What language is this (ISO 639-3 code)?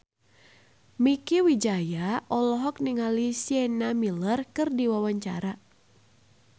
sun